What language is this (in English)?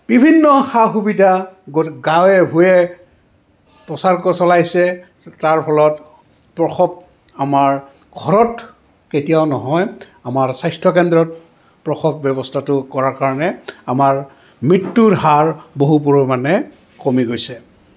Assamese